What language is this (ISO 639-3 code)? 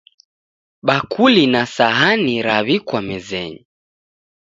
dav